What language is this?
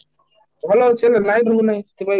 Odia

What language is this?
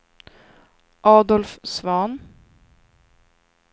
Swedish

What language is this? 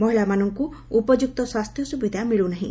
Odia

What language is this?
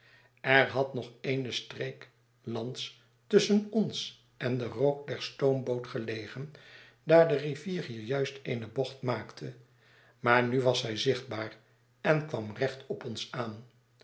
Dutch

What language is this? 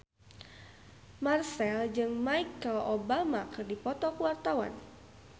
Sundanese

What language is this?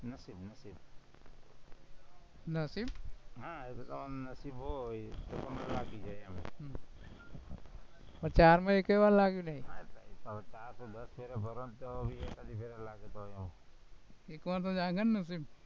Gujarati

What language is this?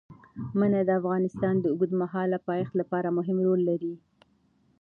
Pashto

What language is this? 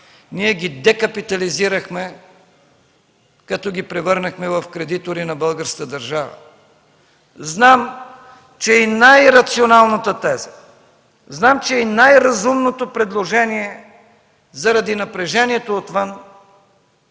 Bulgarian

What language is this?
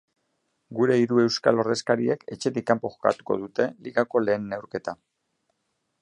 Basque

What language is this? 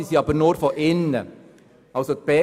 Swiss German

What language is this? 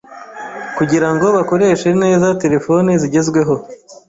Kinyarwanda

